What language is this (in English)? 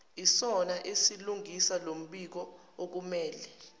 Zulu